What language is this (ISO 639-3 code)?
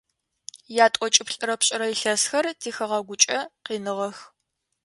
ady